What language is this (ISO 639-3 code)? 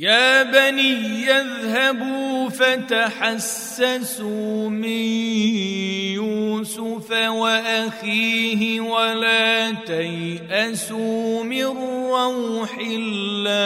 ara